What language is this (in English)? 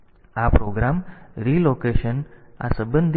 Gujarati